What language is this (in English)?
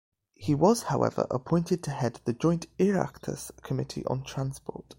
English